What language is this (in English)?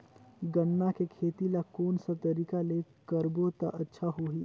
Chhattisgarhi